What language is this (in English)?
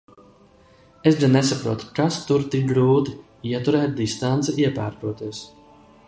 Latvian